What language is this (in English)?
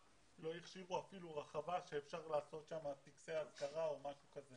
Hebrew